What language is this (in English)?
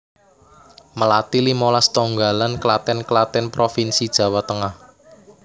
Javanese